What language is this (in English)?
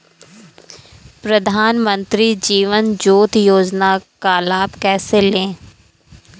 Hindi